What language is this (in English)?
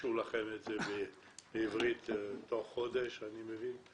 Hebrew